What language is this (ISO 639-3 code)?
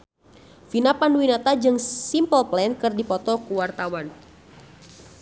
sun